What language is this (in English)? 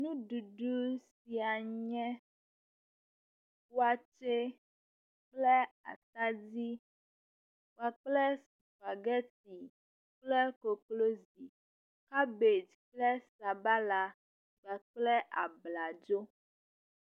Ewe